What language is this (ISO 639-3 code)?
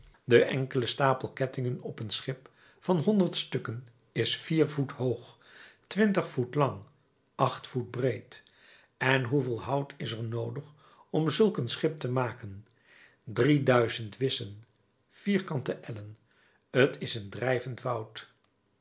nld